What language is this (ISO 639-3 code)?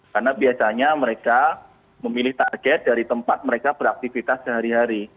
ind